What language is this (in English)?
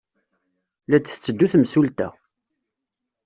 Kabyle